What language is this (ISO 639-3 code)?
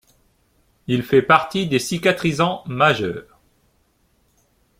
fra